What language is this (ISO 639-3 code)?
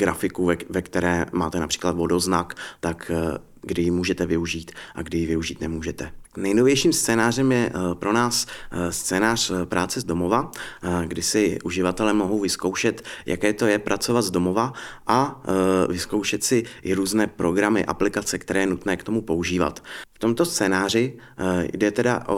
ces